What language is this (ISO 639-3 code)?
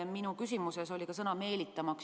est